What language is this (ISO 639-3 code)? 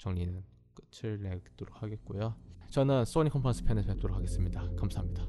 kor